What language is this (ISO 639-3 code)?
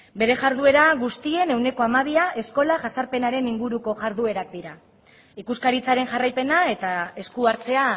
eus